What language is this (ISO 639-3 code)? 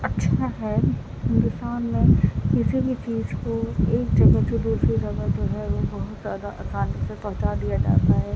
urd